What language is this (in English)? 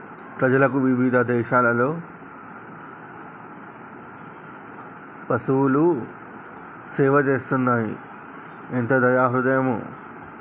Telugu